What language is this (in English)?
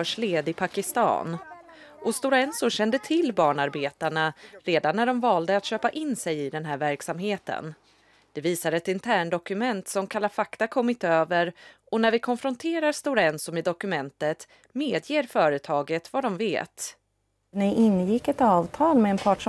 Swedish